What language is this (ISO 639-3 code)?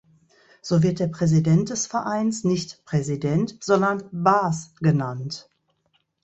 deu